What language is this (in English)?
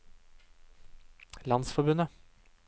Norwegian